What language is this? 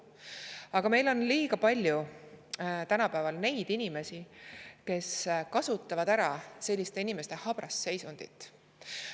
Estonian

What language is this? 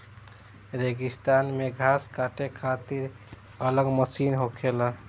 Bhojpuri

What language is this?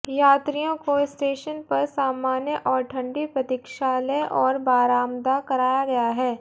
Hindi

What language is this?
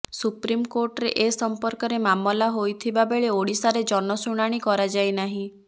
Odia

